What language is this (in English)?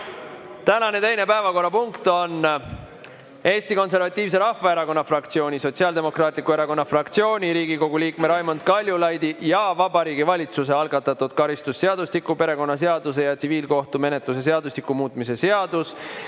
Estonian